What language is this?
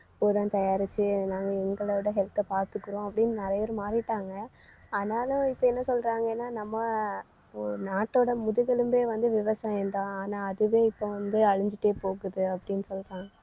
Tamil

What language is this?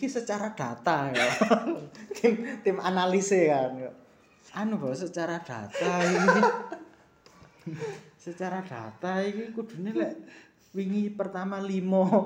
Indonesian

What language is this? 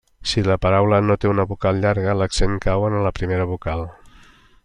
Catalan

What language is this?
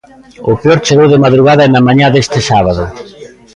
Galician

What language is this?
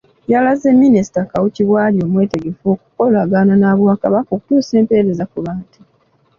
Ganda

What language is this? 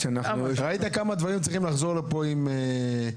Hebrew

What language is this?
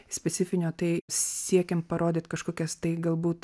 Lithuanian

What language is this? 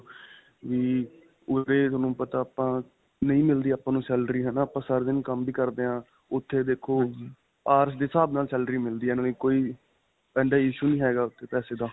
Punjabi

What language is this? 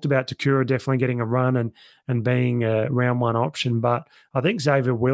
English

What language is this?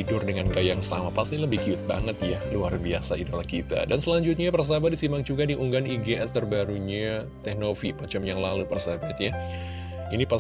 Indonesian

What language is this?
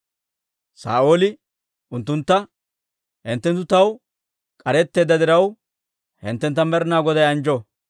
Dawro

